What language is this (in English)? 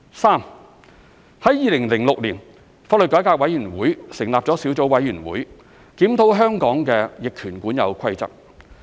Cantonese